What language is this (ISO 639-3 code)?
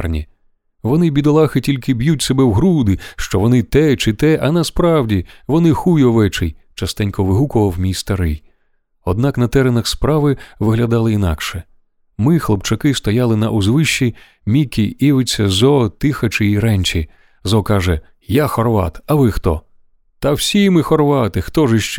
ukr